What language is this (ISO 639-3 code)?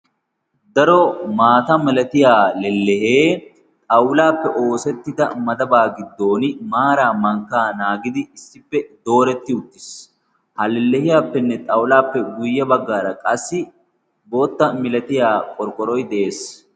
wal